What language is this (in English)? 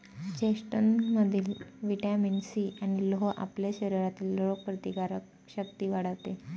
Marathi